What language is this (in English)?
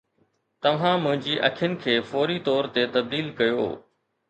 Sindhi